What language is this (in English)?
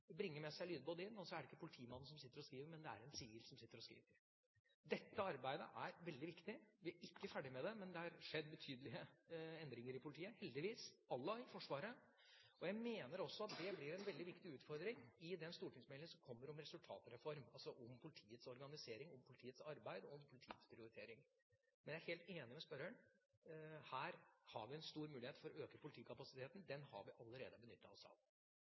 Norwegian Bokmål